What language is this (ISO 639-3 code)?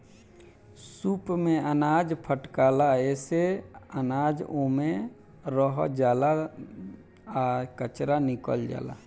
bho